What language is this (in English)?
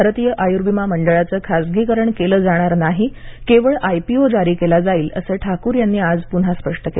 Marathi